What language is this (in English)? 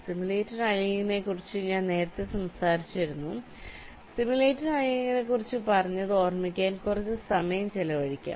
Malayalam